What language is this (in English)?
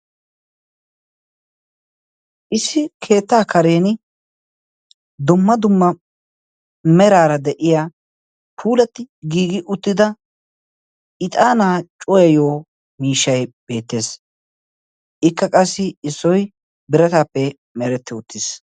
Wolaytta